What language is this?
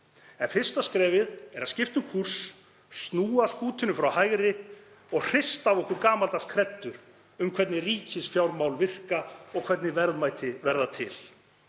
Icelandic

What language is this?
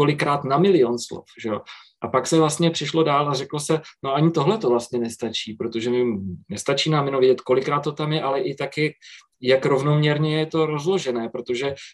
Czech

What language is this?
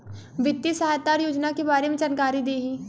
Bhojpuri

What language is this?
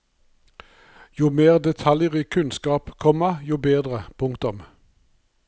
Norwegian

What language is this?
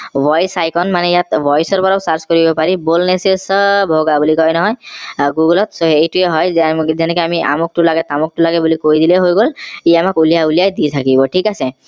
Assamese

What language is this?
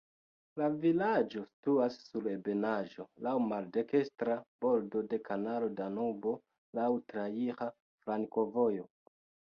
Esperanto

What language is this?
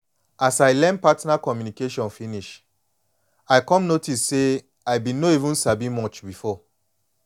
Nigerian Pidgin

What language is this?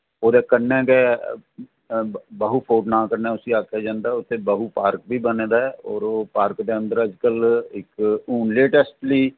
Dogri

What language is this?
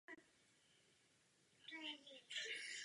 Czech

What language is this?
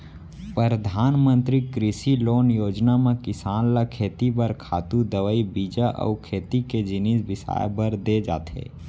Chhattisgarhi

